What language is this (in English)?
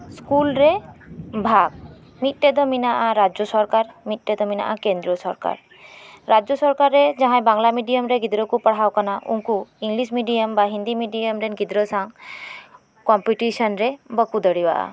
Santali